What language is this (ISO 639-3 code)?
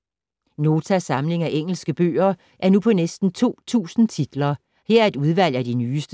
dan